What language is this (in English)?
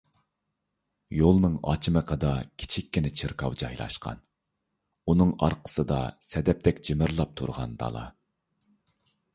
Uyghur